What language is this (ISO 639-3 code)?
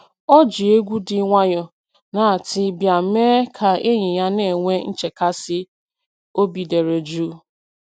ibo